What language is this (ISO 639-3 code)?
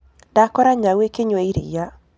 kik